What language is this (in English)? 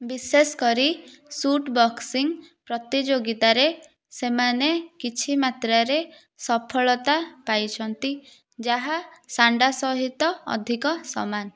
Odia